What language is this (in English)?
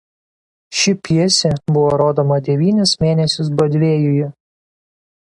Lithuanian